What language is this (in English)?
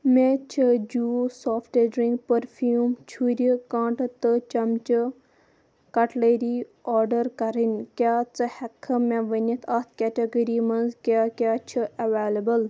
Kashmiri